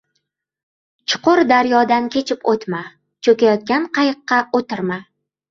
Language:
Uzbek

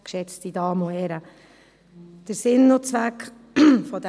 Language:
Swiss German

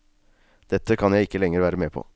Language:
Norwegian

